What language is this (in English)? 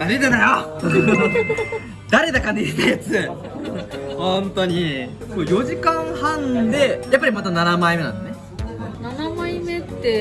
Japanese